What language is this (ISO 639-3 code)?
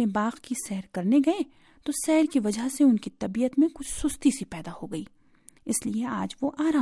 urd